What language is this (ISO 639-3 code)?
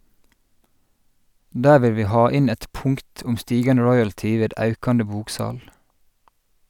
nor